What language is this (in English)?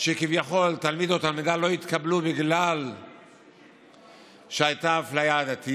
Hebrew